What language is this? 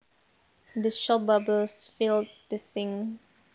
Javanese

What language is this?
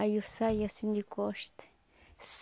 Portuguese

